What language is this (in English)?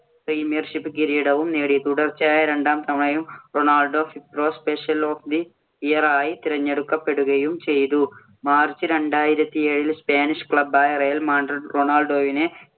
Malayalam